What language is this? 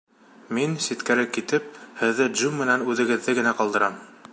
Bashkir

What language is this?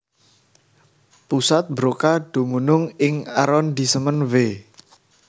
Javanese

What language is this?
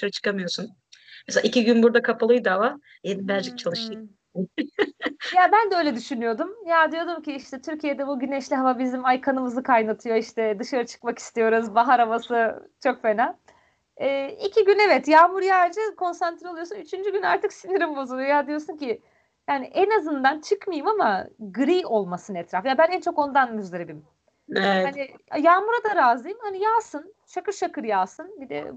Turkish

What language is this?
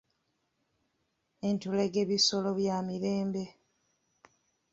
Ganda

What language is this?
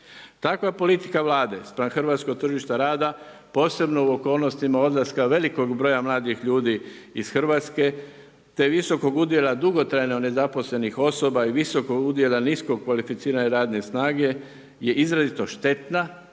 Croatian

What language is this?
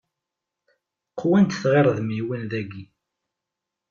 Kabyle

